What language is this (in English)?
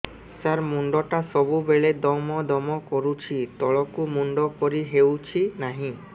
Odia